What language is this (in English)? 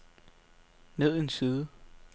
Danish